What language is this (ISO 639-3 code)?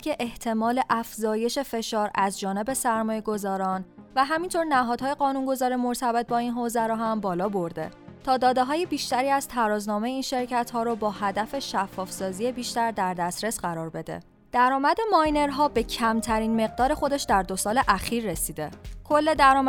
fas